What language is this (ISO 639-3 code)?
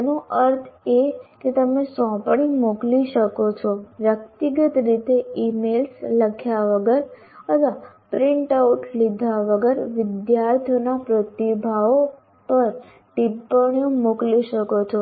guj